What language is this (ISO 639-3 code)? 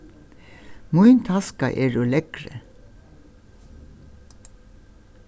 fao